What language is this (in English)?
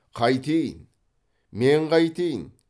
Kazakh